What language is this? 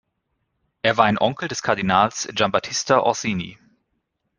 German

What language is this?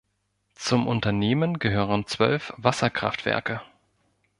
German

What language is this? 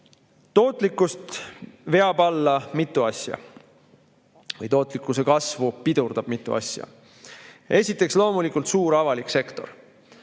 Estonian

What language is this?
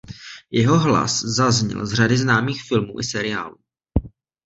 Czech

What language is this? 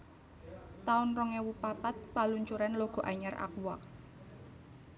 Javanese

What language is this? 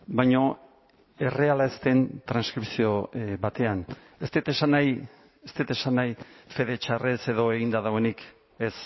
Basque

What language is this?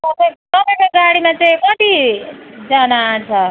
Nepali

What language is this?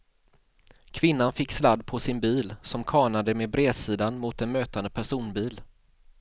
Swedish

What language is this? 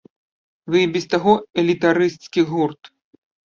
Belarusian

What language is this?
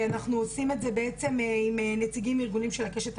Hebrew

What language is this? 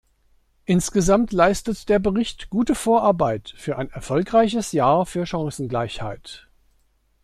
German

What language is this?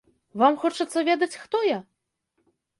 Belarusian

